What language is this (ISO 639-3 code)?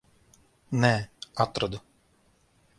lav